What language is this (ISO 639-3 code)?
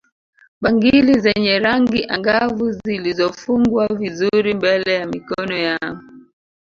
swa